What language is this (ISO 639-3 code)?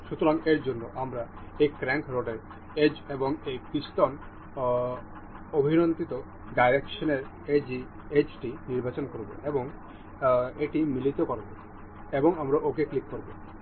ben